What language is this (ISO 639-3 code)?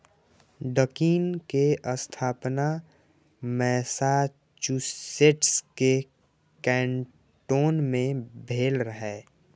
mai